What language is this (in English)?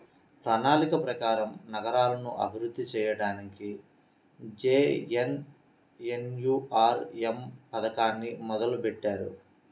Telugu